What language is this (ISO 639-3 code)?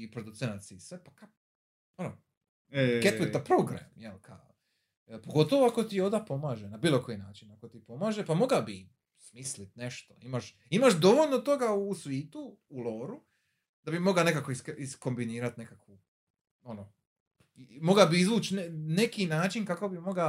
hrv